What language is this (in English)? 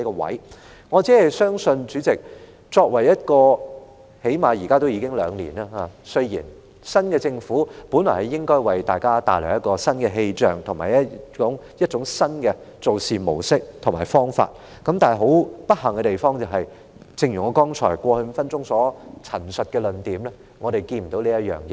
Cantonese